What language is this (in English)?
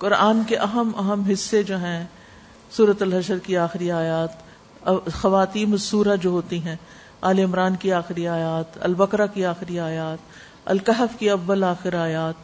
Urdu